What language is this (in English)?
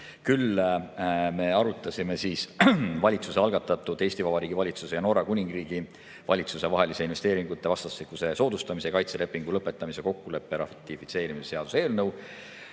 Estonian